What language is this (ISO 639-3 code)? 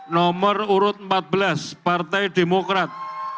ind